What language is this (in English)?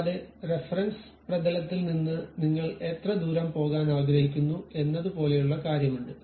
Malayalam